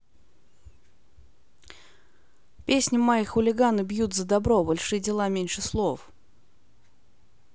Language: Russian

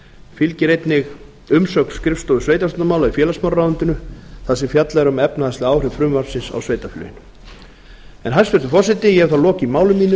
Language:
Icelandic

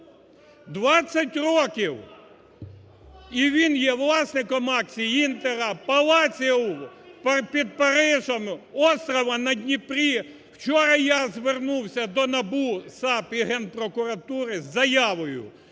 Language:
Ukrainian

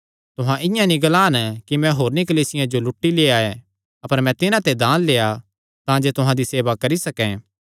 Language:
Kangri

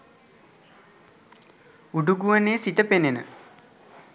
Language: Sinhala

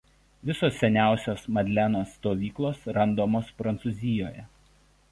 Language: Lithuanian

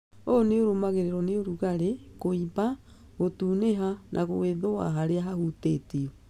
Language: Kikuyu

